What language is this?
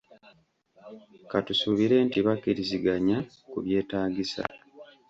Ganda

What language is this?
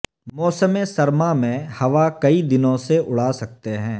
Urdu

